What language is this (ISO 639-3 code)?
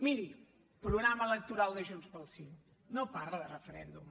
cat